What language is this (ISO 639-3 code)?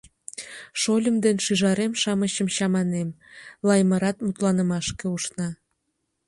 chm